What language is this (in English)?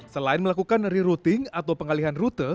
Indonesian